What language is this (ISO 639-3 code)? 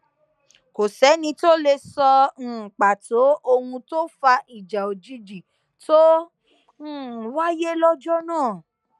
yor